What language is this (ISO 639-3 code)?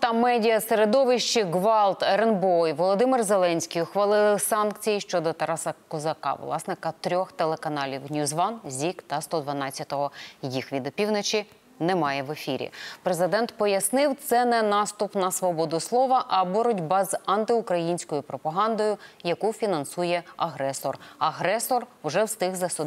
ukr